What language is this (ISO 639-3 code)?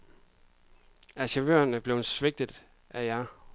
dan